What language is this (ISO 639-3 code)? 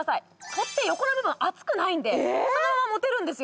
jpn